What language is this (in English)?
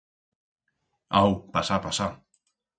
Aragonese